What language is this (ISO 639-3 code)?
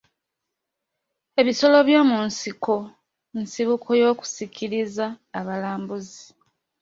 lug